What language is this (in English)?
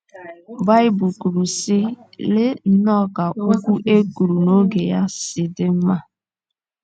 Igbo